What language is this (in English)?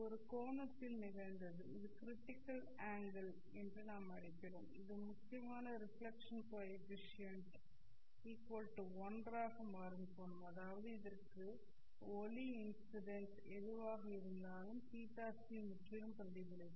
Tamil